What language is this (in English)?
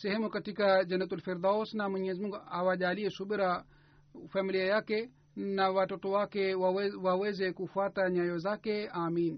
Swahili